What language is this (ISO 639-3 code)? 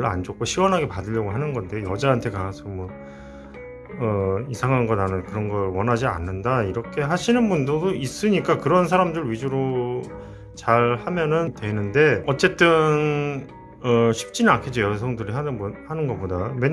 kor